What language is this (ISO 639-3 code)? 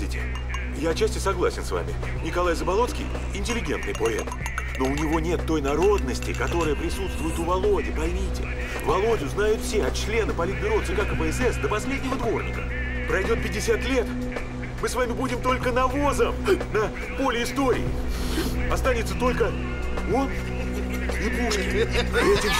rus